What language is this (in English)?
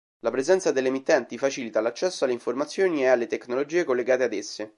Italian